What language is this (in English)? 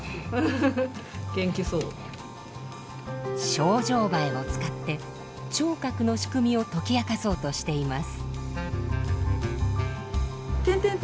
Japanese